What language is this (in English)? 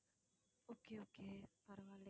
Tamil